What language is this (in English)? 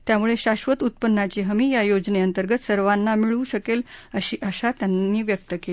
Marathi